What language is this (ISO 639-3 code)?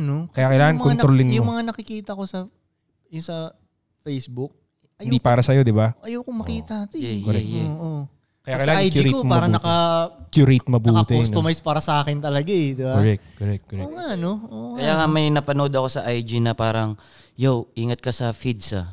fil